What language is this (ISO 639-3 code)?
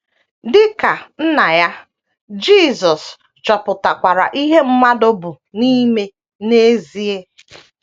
ibo